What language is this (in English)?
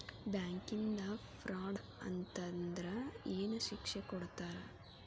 Kannada